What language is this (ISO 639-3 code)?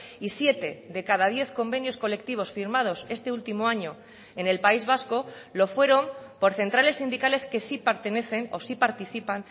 spa